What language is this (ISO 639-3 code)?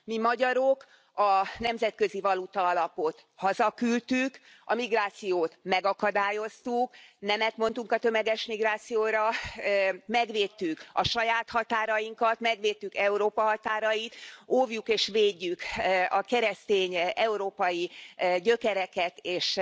hun